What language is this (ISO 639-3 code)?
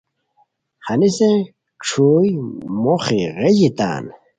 khw